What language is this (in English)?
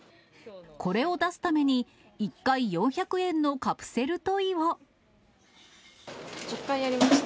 Japanese